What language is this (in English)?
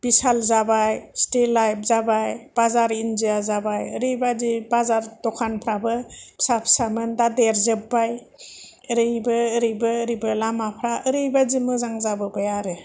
Bodo